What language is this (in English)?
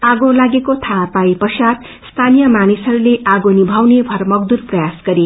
Nepali